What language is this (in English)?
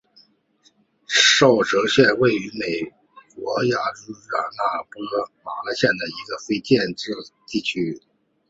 Chinese